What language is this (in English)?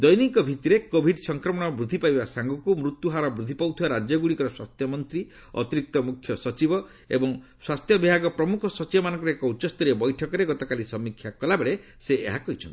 Odia